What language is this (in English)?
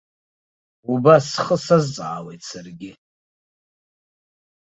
Abkhazian